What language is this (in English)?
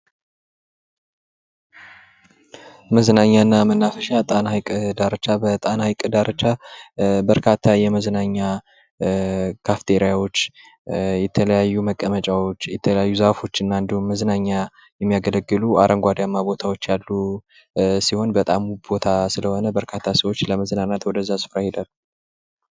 Amharic